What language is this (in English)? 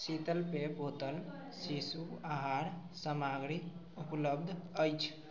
Maithili